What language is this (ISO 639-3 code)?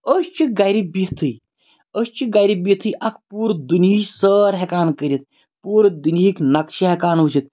kas